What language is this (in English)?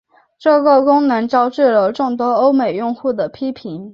Chinese